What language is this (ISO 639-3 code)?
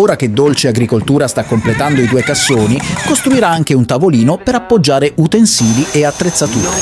ita